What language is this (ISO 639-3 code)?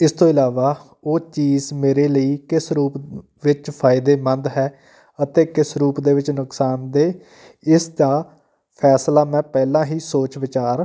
pan